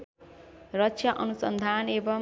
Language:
Nepali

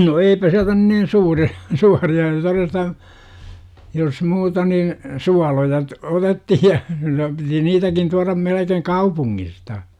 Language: Finnish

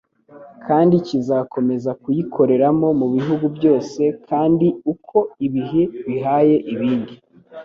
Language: Kinyarwanda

